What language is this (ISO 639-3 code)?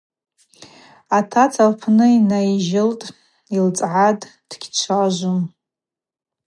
abq